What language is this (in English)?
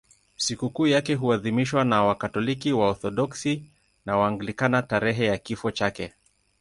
Swahili